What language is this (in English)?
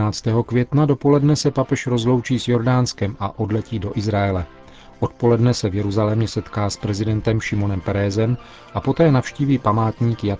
Czech